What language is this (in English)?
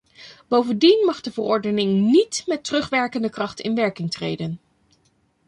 Dutch